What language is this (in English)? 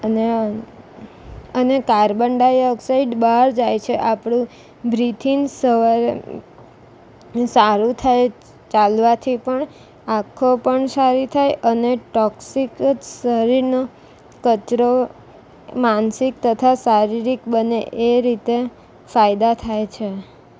Gujarati